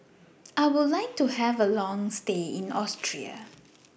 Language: English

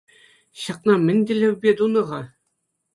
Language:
Chuvash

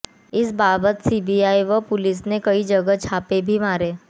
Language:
Hindi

